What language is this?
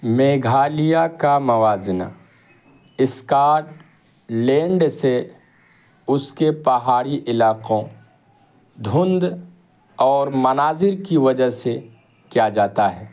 Urdu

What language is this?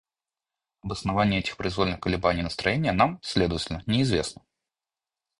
Russian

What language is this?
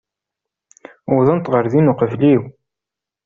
Kabyle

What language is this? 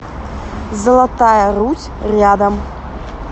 Russian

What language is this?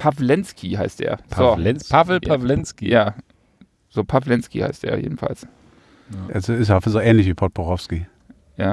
German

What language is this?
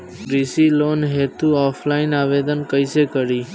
Bhojpuri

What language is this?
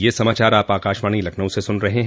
Hindi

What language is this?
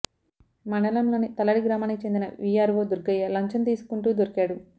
Telugu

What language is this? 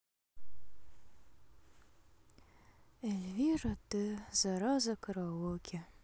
Russian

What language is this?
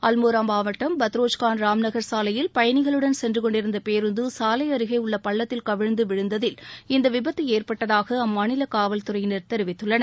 Tamil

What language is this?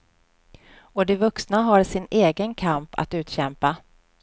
Swedish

